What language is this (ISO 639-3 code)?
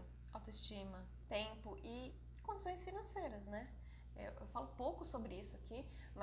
por